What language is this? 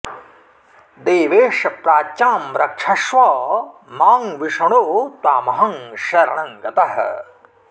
Sanskrit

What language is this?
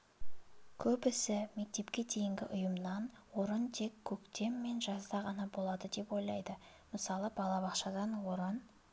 Kazakh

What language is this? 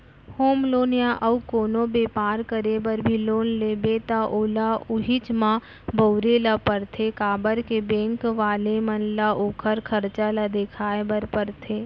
Chhattisgarhi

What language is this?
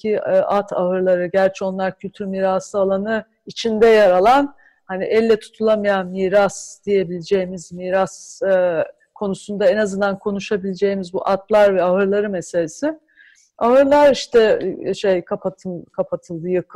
Turkish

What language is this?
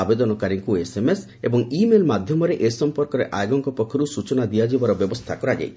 Odia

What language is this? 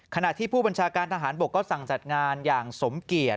Thai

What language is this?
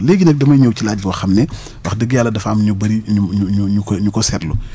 Wolof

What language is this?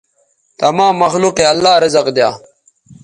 Bateri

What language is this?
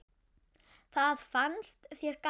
Icelandic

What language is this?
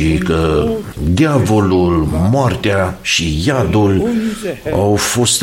Romanian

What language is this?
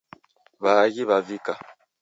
Taita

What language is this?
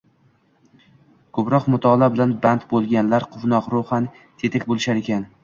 Uzbek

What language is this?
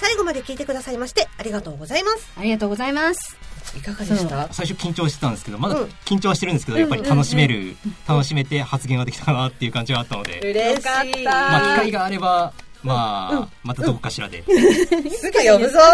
Japanese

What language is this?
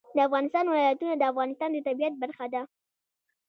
Pashto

